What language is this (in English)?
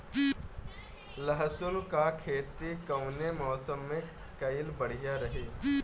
Bhojpuri